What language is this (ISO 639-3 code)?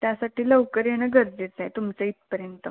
mar